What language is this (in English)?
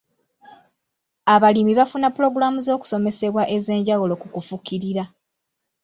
Ganda